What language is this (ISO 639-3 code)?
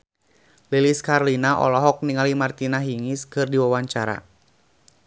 sun